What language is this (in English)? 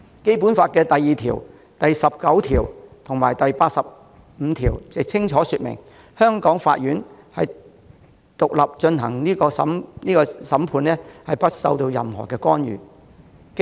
Cantonese